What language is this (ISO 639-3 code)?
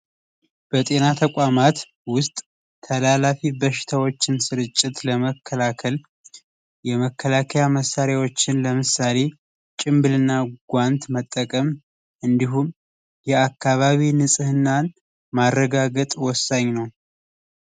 amh